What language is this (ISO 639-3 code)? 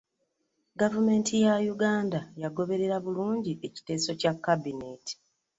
lug